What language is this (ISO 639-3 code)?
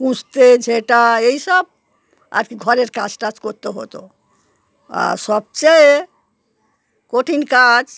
ben